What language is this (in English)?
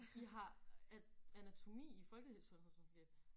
Danish